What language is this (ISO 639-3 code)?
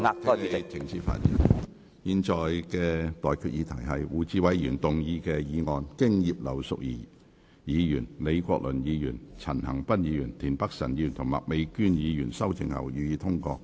yue